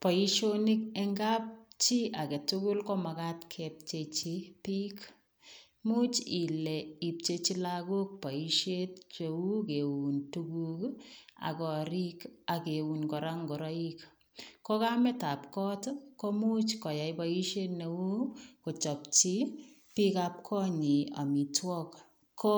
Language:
Kalenjin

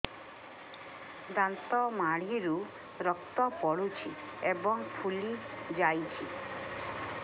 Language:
Odia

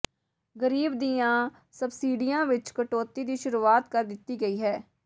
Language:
Punjabi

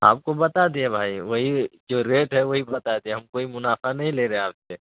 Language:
Urdu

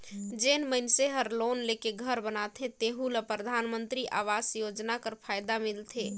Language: Chhattisgarhi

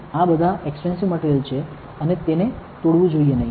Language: Gujarati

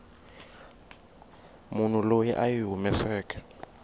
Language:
Tsonga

